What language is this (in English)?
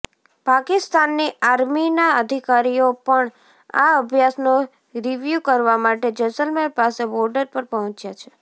Gujarati